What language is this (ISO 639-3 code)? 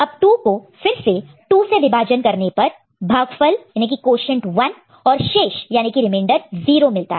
hin